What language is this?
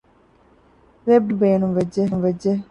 Divehi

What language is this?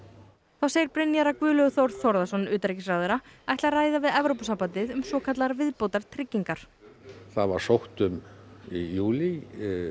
Icelandic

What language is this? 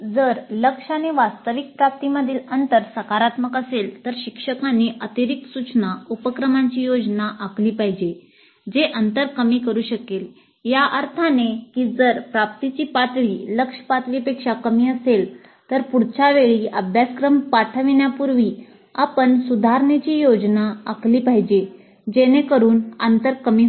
Marathi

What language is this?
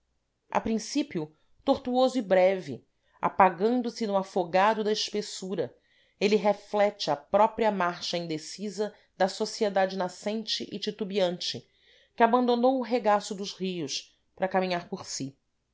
Portuguese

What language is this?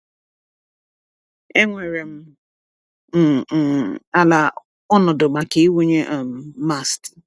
Igbo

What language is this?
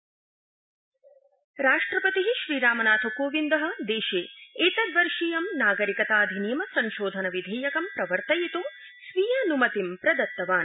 Sanskrit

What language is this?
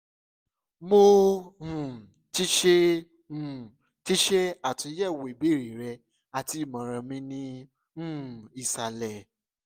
Yoruba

